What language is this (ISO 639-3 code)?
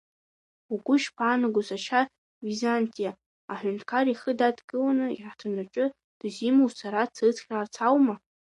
abk